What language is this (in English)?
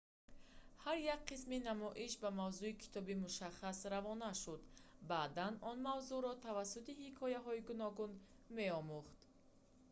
Tajik